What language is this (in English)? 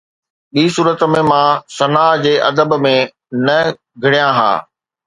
Sindhi